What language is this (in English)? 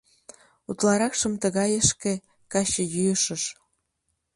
Mari